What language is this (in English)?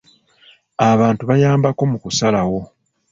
Ganda